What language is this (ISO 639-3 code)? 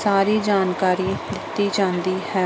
pan